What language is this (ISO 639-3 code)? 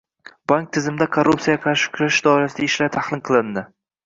uzb